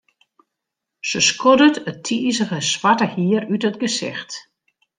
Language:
Western Frisian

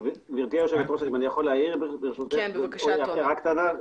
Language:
Hebrew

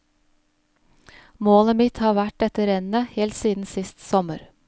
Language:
Norwegian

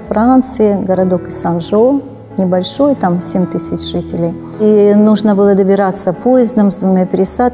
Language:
Russian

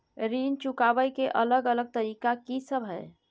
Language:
Maithili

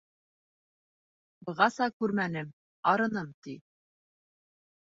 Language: Bashkir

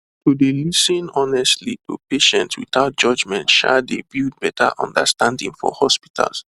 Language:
Nigerian Pidgin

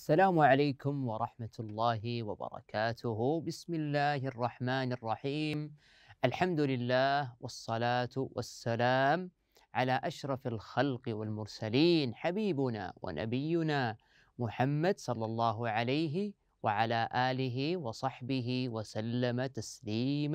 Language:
Arabic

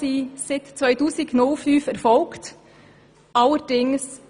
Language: Swiss German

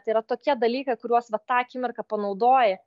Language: Lithuanian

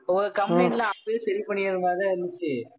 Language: Tamil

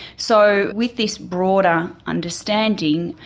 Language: English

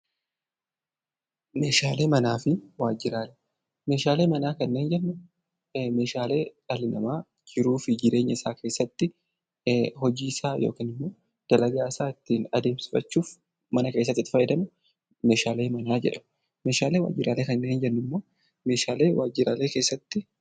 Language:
Oromo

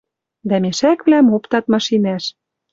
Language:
Western Mari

